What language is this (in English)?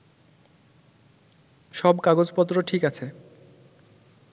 Bangla